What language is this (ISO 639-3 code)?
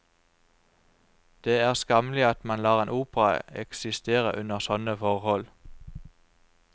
nor